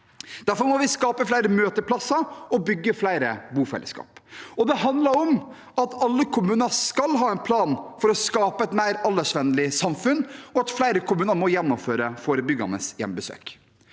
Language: Norwegian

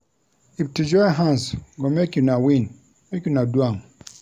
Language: Nigerian Pidgin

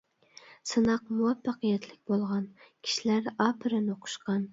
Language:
Uyghur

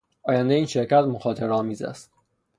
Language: Persian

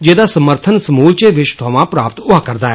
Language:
Dogri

